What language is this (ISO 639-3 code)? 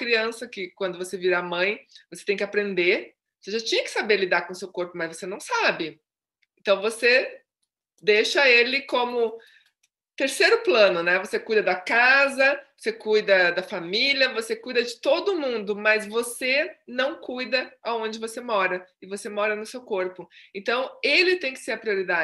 por